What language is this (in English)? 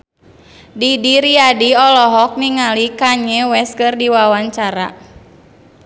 Sundanese